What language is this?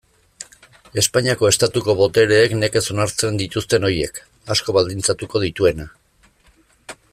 Basque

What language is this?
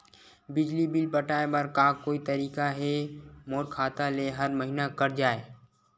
Chhattisgarhi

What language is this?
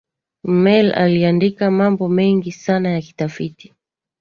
Swahili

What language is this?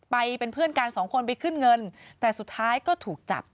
Thai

